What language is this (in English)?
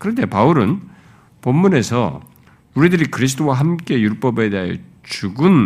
Korean